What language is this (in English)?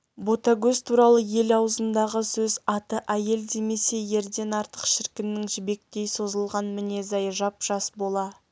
Kazakh